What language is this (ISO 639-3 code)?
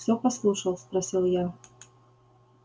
rus